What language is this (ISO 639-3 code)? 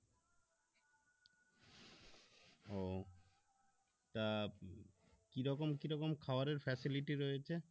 ben